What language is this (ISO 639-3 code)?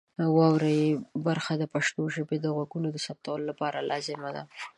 pus